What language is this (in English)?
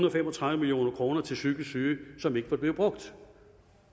Danish